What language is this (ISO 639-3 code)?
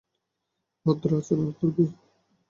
ben